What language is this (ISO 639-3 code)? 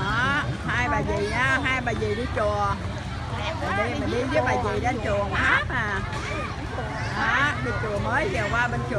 vie